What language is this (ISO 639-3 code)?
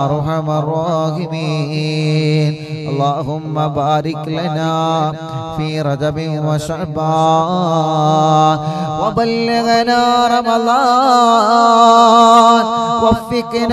ara